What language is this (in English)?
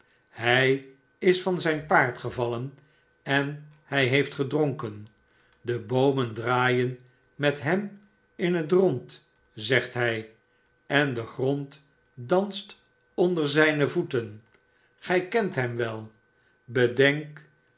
Dutch